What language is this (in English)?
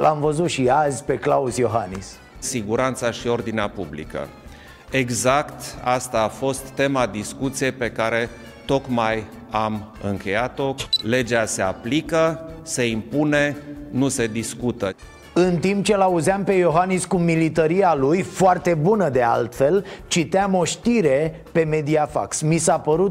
Romanian